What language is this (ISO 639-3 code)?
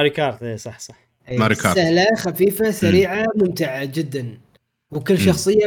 ara